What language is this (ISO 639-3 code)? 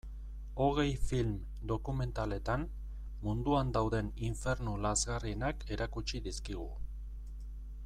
eus